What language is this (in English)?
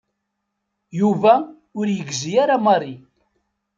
Kabyle